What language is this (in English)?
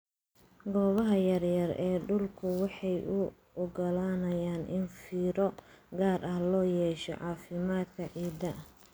Somali